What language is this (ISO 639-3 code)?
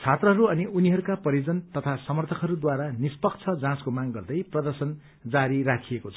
nep